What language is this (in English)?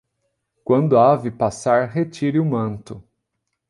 Portuguese